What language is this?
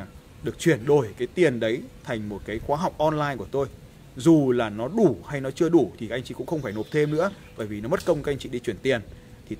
Vietnamese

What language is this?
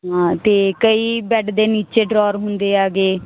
Punjabi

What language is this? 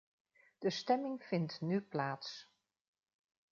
Dutch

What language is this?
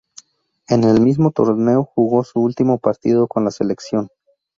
Spanish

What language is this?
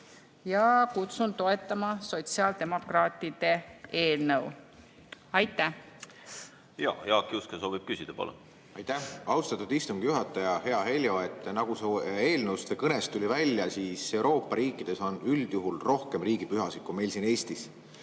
Estonian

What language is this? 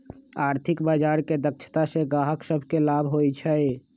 Magahi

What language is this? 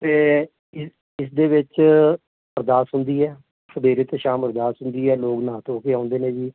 Punjabi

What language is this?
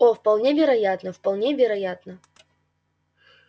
Russian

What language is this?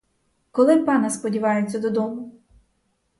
Ukrainian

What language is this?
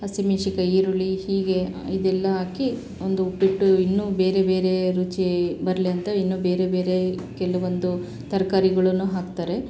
Kannada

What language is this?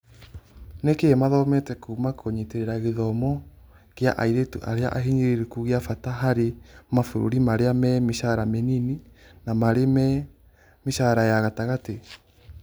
Kikuyu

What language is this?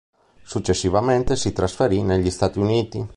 Italian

